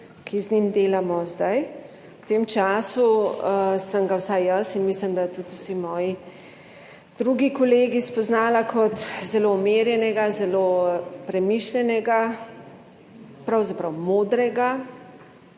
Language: Slovenian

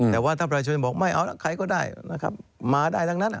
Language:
Thai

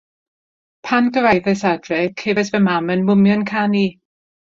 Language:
Welsh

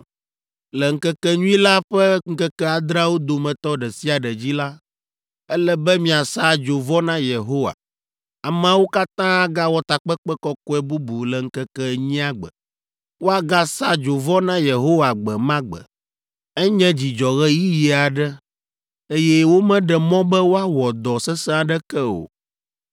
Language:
Ewe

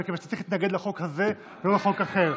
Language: Hebrew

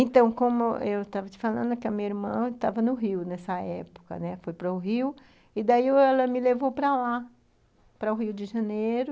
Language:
Portuguese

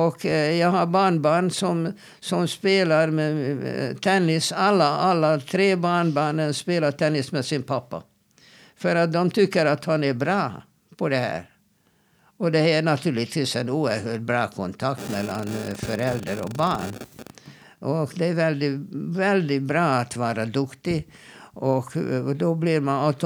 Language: Swedish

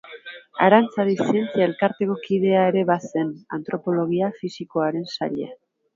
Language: Basque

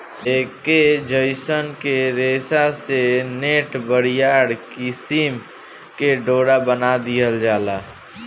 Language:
Bhojpuri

